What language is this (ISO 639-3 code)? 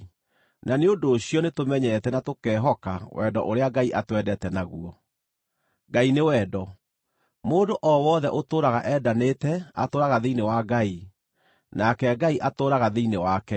kik